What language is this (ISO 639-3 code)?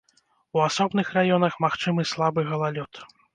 bel